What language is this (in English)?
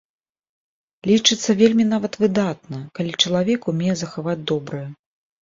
Belarusian